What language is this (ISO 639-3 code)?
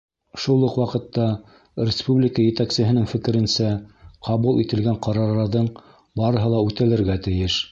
bak